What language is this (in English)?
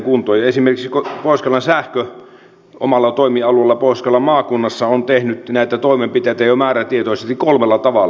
Finnish